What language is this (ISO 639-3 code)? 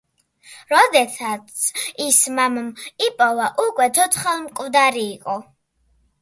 kat